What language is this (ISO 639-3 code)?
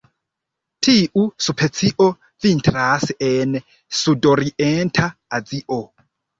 epo